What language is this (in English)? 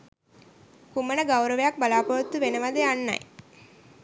Sinhala